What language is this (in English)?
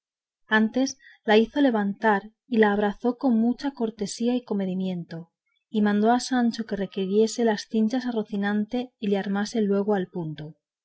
Spanish